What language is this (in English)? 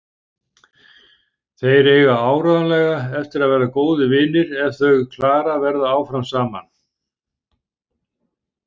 Icelandic